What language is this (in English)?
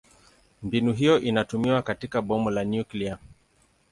Swahili